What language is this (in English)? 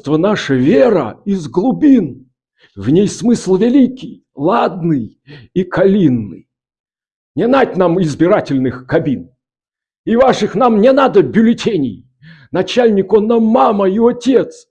Russian